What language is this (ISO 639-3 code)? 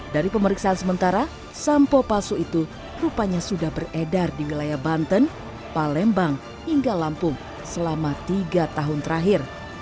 ind